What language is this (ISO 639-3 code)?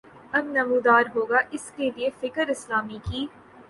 urd